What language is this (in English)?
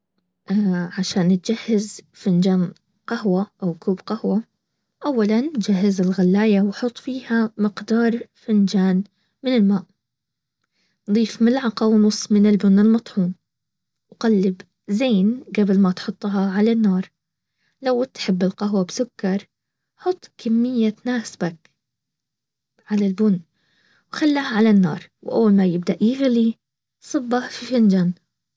Baharna Arabic